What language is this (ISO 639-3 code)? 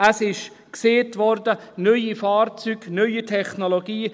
gsw